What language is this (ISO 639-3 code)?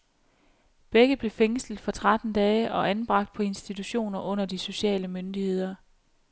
dan